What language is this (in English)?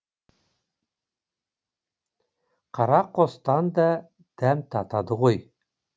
Kazakh